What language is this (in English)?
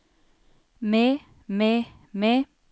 Norwegian